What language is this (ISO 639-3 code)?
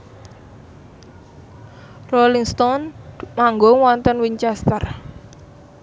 jav